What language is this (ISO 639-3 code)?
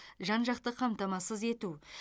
kaz